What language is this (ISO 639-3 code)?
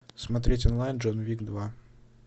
rus